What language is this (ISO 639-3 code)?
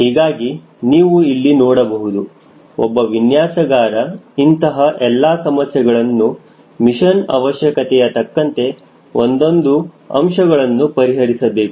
kan